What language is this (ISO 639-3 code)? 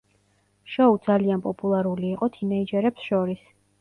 kat